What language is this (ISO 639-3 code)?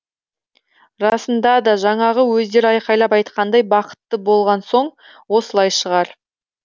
kaz